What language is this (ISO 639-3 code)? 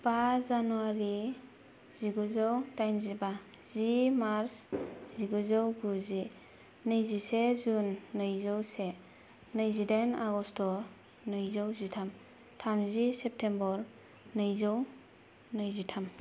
brx